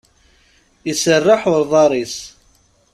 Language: Kabyle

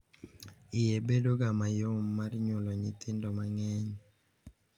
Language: Luo (Kenya and Tanzania)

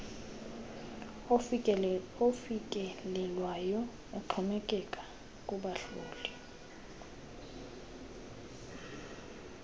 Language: Xhosa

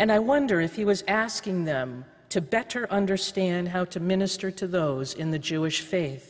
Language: English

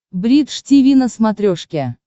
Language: Russian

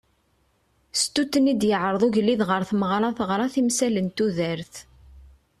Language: Kabyle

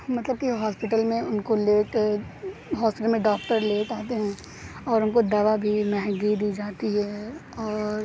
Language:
Urdu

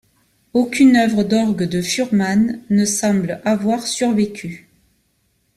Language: French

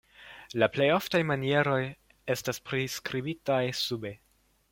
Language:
Esperanto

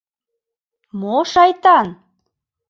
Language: Mari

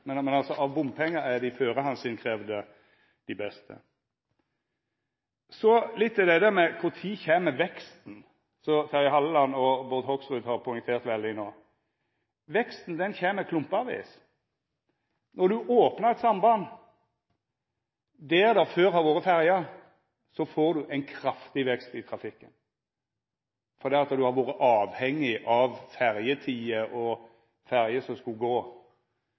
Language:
Norwegian Nynorsk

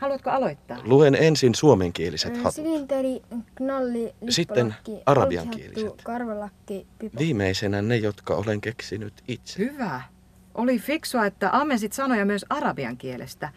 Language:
Finnish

